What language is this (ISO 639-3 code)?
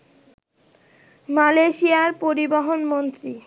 ben